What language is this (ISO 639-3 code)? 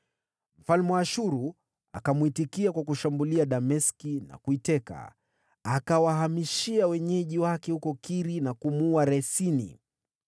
swa